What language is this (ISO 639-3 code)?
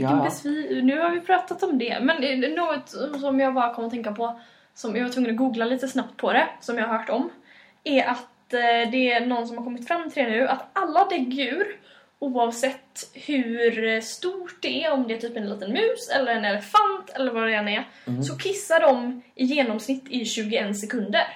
swe